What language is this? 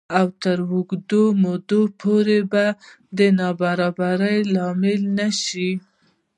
Pashto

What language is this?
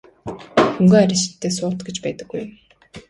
Mongolian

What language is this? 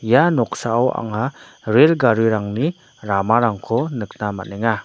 Garo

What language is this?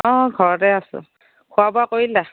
Assamese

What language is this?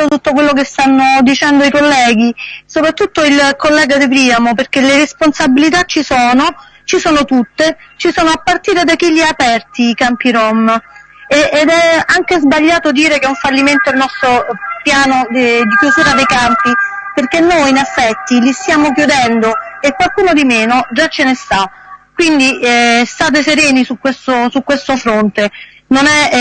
Italian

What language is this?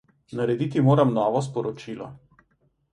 Slovenian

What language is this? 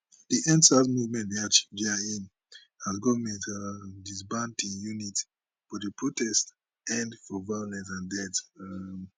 Nigerian Pidgin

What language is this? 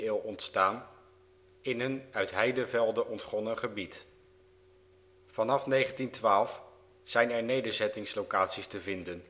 Dutch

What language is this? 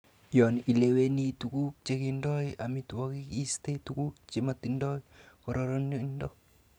Kalenjin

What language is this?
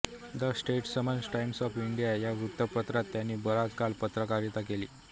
Marathi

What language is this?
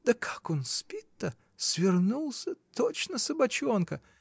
Russian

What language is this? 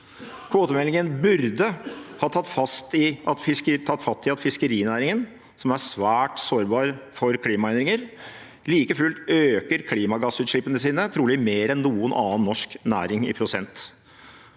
Norwegian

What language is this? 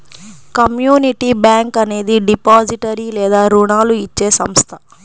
Telugu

